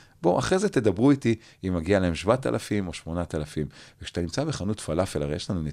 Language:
Hebrew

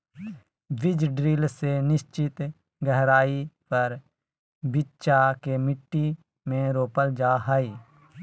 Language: Magahi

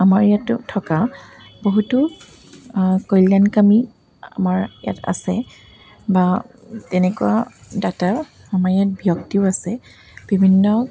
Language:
Assamese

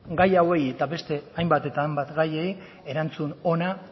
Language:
Basque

